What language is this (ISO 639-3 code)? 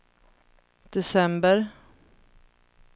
swe